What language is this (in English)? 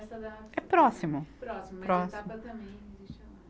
Portuguese